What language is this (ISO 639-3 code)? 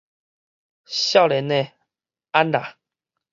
nan